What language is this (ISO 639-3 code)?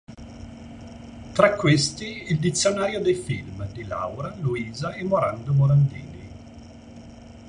ita